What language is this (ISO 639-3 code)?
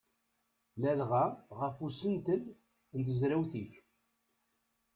kab